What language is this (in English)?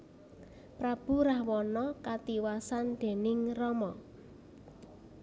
Javanese